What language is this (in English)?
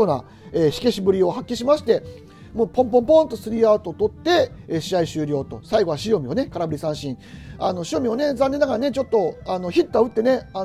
Japanese